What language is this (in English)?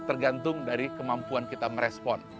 Indonesian